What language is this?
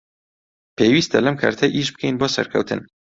Central Kurdish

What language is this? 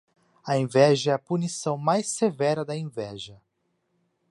Portuguese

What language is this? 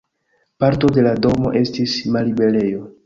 Esperanto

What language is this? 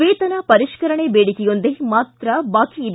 Kannada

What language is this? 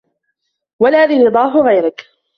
Arabic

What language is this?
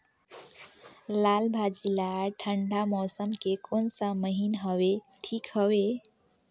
Chhattisgarhi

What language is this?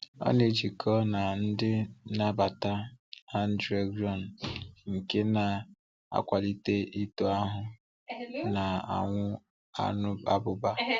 Igbo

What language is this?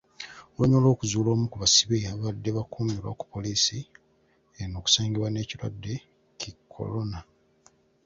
Ganda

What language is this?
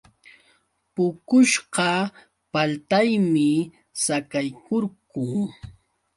Yauyos Quechua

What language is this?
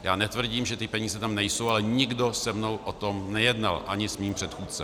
Czech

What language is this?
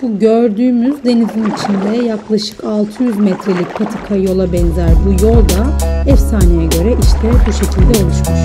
Turkish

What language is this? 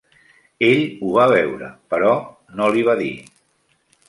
Catalan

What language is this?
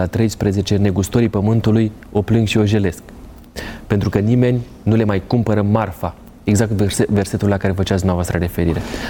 Romanian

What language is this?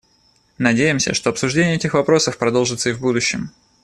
Russian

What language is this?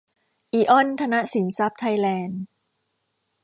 Thai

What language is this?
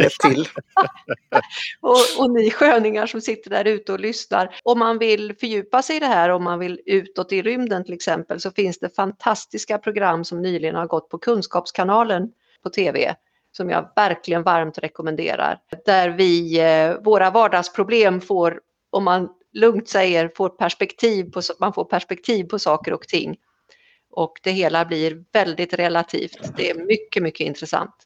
Swedish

